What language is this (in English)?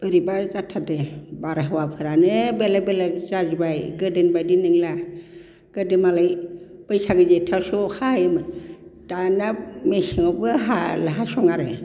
Bodo